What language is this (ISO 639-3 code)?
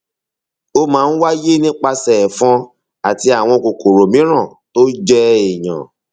yor